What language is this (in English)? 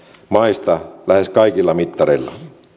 Finnish